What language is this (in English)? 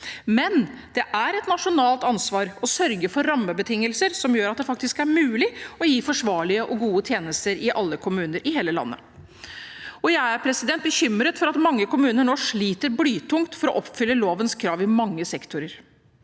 Norwegian